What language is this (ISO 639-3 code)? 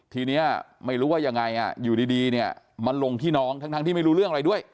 tha